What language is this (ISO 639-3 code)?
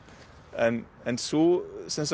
isl